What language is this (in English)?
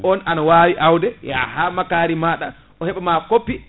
Fula